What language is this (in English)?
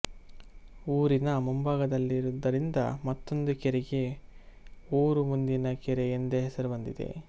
Kannada